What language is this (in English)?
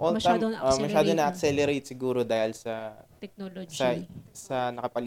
Filipino